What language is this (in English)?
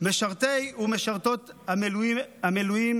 Hebrew